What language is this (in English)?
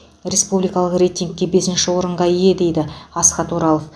Kazakh